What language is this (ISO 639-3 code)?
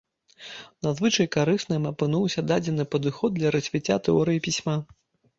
bel